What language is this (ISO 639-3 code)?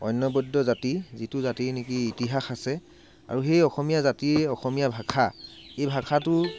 asm